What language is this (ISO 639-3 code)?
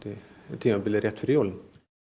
isl